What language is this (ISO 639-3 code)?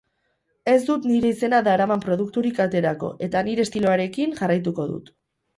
eus